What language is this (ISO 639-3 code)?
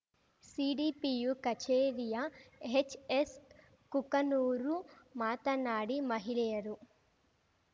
kan